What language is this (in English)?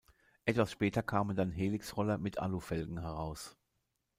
German